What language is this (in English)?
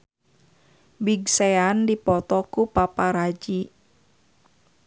Sundanese